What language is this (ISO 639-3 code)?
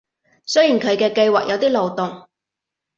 yue